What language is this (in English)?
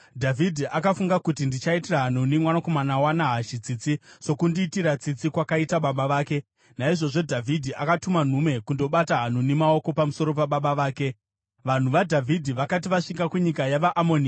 Shona